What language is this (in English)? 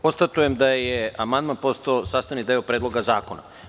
Serbian